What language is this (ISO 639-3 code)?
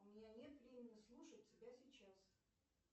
rus